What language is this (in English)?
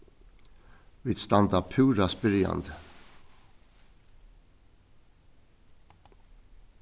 Faroese